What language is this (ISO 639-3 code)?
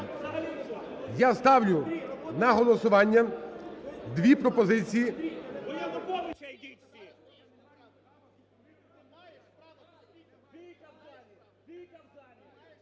ukr